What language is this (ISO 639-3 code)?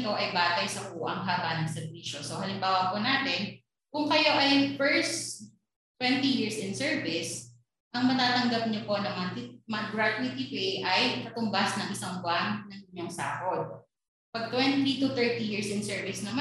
fil